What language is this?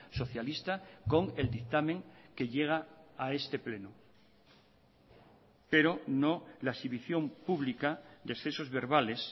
Spanish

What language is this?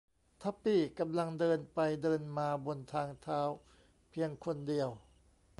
Thai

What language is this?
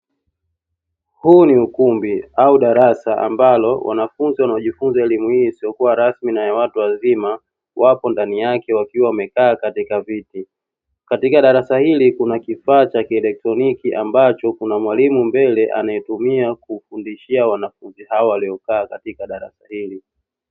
Swahili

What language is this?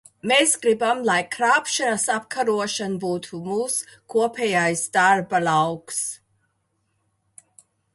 Latvian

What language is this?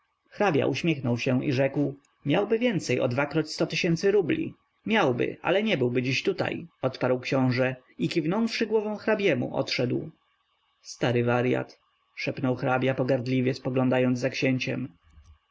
Polish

